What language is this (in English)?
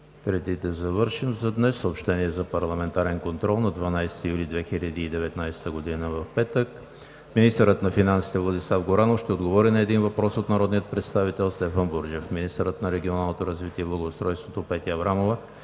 Bulgarian